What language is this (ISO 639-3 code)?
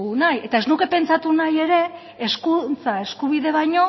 eus